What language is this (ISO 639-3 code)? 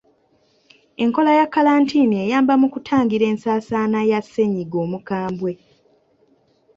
lug